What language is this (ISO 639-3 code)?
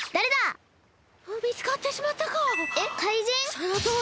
jpn